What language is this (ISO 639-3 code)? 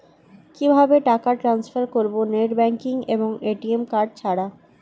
ben